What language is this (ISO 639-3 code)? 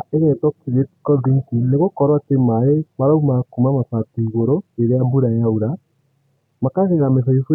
kik